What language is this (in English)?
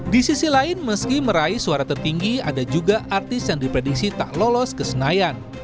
Indonesian